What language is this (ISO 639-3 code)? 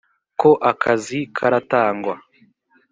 kin